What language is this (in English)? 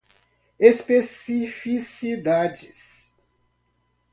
Portuguese